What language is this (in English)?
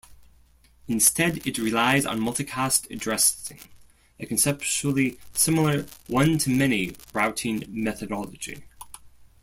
English